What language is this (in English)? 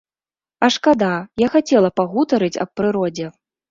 Belarusian